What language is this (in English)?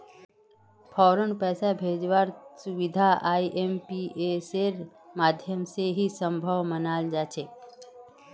Magahi